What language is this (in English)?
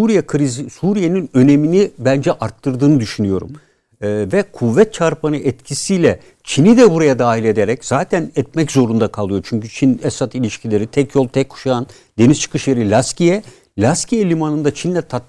Turkish